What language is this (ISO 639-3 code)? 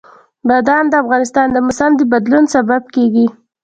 pus